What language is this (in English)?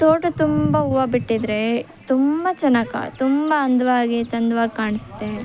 Kannada